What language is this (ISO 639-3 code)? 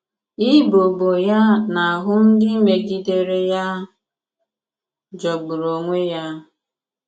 ibo